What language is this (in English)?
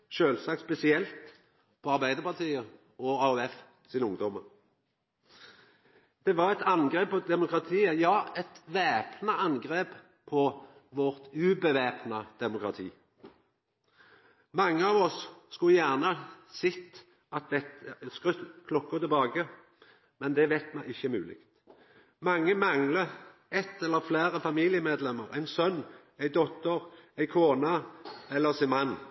Norwegian Nynorsk